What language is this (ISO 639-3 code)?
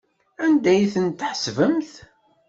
kab